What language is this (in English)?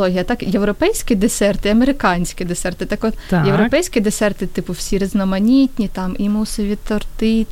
Ukrainian